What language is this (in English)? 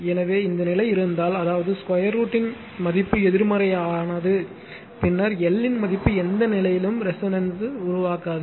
Tamil